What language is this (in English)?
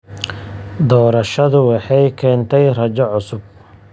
Somali